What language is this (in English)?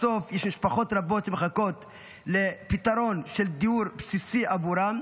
Hebrew